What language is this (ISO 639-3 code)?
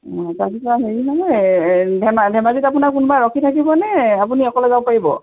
asm